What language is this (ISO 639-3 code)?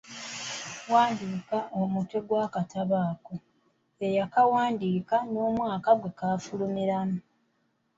lug